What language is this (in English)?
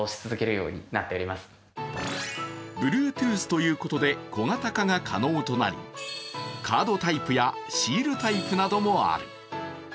Japanese